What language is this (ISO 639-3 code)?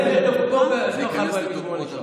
heb